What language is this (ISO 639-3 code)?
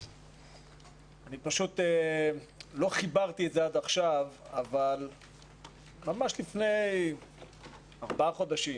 heb